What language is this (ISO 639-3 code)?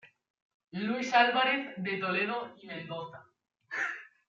spa